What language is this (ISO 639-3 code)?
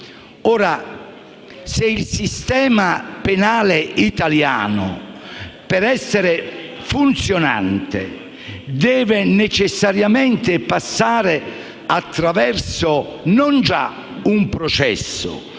ita